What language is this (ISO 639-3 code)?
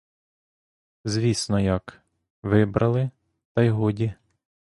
ukr